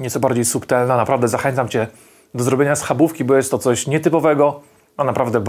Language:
Polish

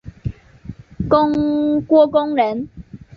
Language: Chinese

